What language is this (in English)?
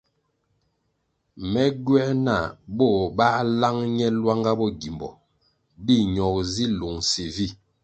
Kwasio